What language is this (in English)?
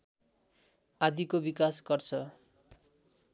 Nepali